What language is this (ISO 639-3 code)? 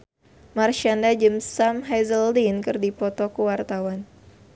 sun